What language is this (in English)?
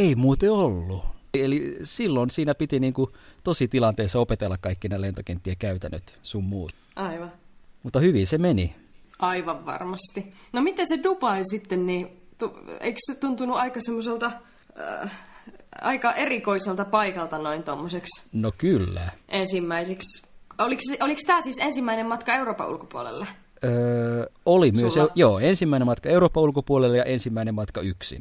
Finnish